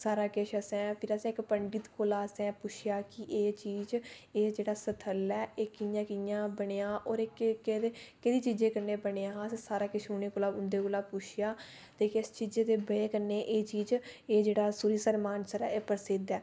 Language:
Dogri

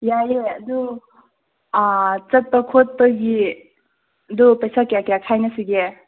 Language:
Manipuri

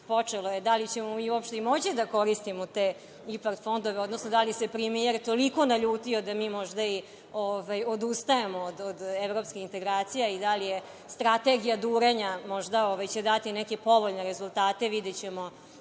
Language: Serbian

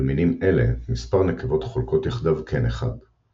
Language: Hebrew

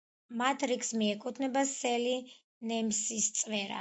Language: Georgian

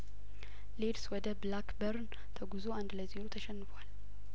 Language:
Amharic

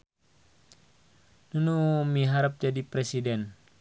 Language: Sundanese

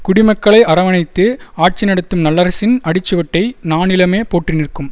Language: Tamil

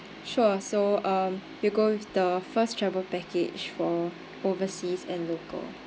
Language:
English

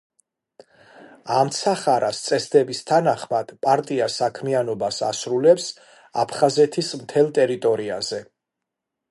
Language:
Georgian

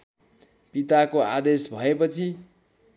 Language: Nepali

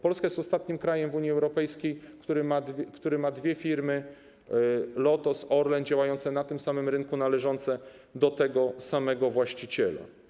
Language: Polish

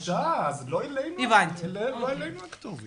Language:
Hebrew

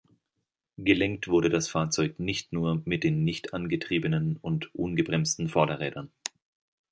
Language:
German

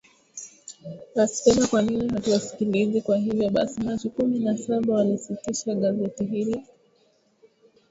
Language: Swahili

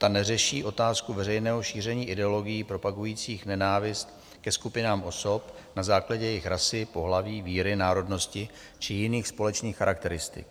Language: Czech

